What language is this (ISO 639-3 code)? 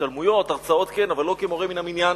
heb